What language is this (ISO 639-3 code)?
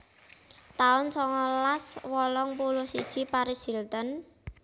jav